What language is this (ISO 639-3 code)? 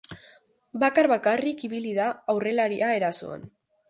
eus